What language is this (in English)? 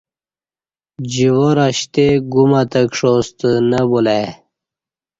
Kati